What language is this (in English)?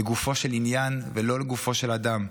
Hebrew